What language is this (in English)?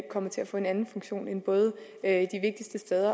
Danish